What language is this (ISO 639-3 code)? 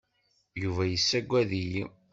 kab